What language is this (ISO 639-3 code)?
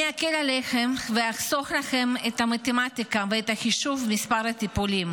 heb